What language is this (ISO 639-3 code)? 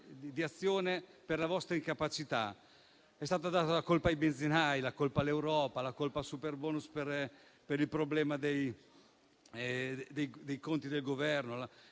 ita